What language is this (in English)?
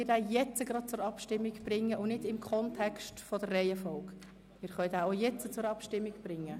Swiss German